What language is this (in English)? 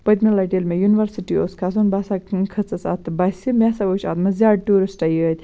Kashmiri